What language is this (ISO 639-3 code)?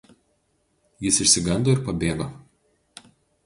lit